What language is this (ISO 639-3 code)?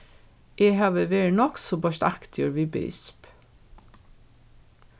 fao